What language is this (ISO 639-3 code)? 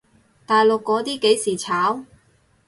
yue